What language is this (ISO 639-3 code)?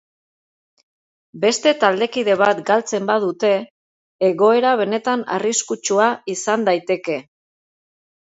eus